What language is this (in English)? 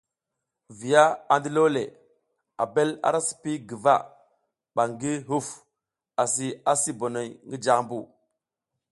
South Giziga